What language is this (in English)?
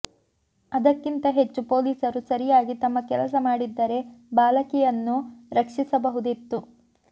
Kannada